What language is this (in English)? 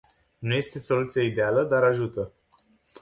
Romanian